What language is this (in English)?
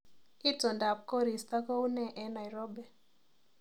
Kalenjin